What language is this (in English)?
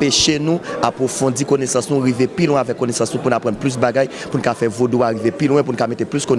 French